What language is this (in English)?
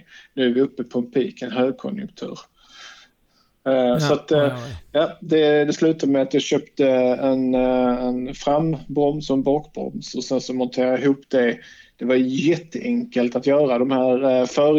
Swedish